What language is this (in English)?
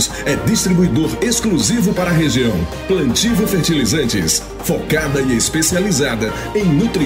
Portuguese